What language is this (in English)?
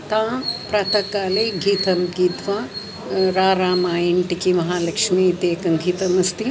Sanskrit